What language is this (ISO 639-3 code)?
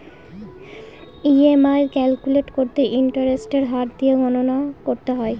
ben